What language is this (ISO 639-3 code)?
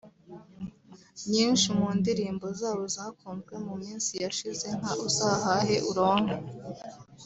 kin